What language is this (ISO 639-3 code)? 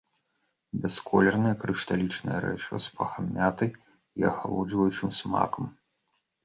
bel